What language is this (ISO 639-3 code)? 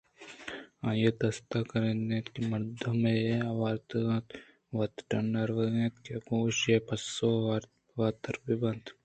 bgp